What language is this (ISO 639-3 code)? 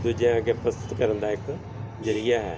pan